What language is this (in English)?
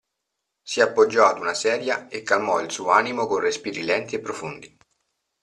Italian